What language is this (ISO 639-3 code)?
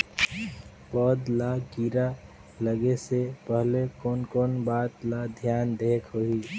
hne